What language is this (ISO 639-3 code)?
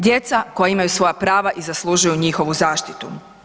hrv